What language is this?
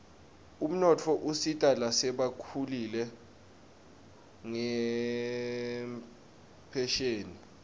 Swati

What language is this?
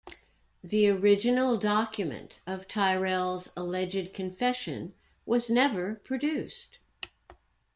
English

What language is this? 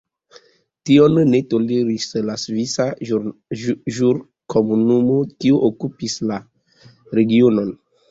Esperanto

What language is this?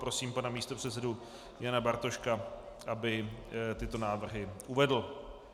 Czech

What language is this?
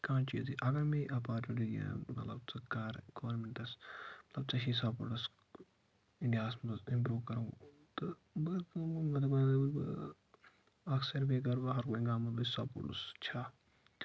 Kashmiri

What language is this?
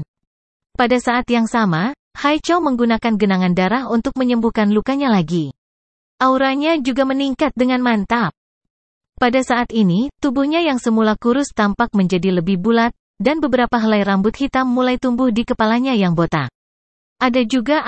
Indonesian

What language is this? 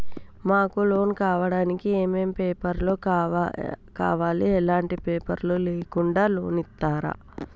Telugu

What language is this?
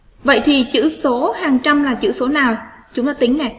Vietnamese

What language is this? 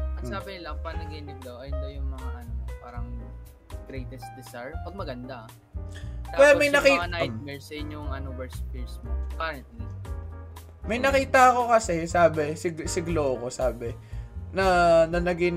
Filipino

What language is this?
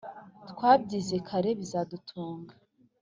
Kinyarwanda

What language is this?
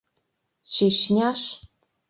Mari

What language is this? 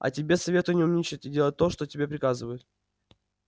Russian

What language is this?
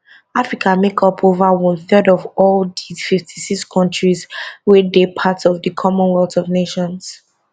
Nigerian Pidgin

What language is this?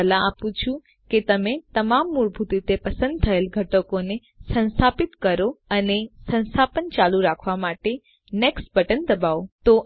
Gujarati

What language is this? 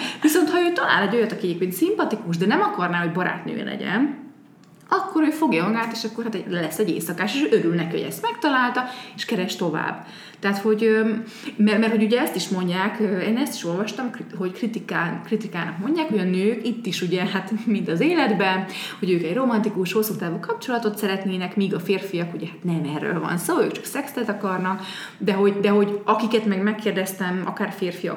Hungarian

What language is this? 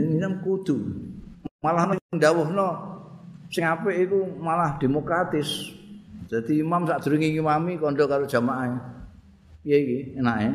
Indonesian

